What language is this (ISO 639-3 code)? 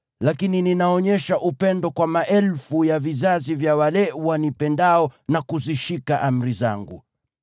swa